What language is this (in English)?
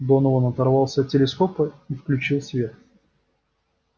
Russian